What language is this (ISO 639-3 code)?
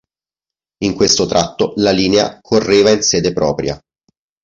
ita